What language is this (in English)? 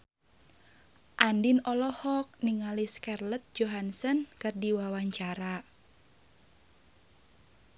Sundanese